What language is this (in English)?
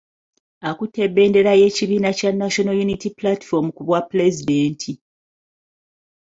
Ganda